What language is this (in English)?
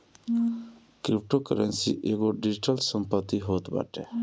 Bhojpuri